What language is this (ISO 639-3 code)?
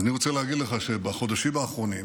heb